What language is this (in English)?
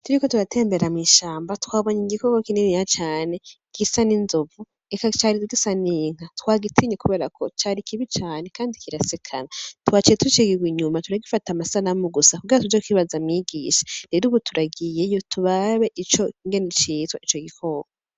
Rundi